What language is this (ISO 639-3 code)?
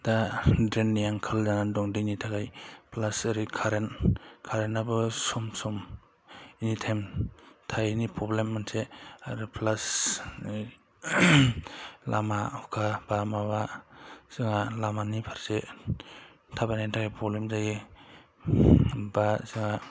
brx